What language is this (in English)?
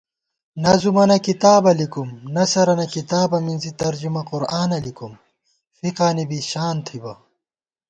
Gawar-Bati